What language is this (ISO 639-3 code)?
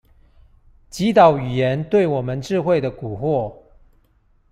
zho